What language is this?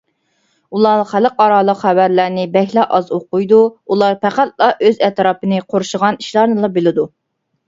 Uyghur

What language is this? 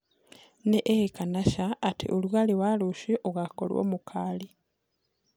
Kikuyu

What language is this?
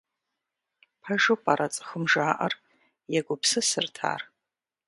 Kabardian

